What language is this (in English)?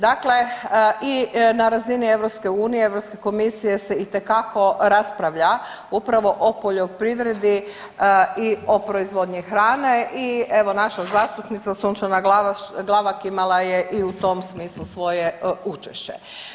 Croatian